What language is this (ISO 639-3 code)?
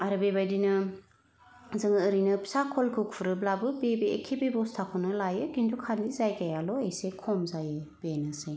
brx